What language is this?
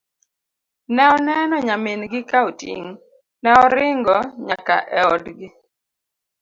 Luo (Kenya and Tanzania)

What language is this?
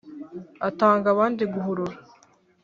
Kinyarwanda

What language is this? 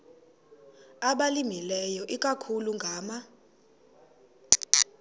Xhosa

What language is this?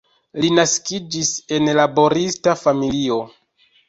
Esperanto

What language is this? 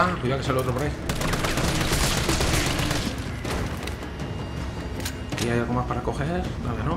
Spanish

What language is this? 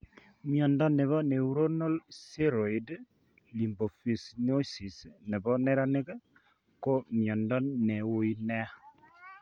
Kalenjin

